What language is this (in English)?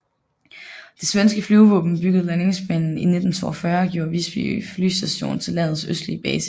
Danish